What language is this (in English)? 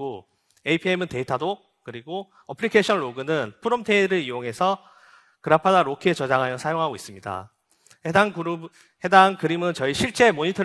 Korean